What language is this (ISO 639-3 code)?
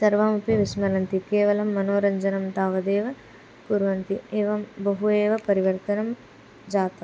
san